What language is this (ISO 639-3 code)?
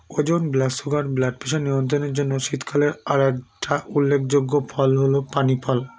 ben